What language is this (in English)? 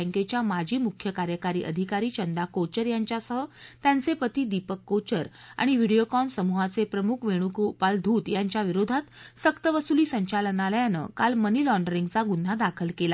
Marathi